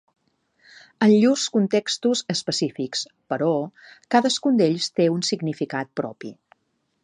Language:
Catalan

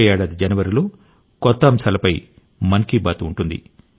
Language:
Telugu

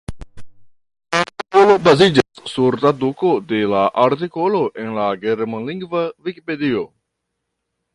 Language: Esperanto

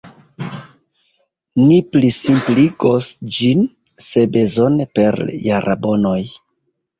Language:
Esperanto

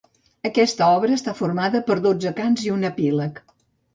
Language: Catalan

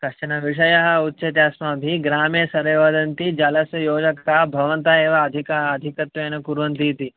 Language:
Sanskrit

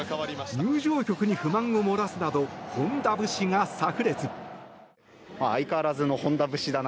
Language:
Japanese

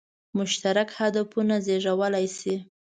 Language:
Pashto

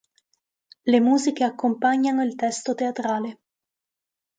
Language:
Italian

